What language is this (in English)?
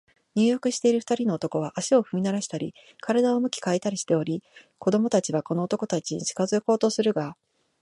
Japanese